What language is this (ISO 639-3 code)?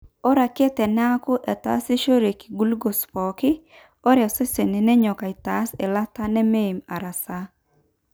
mas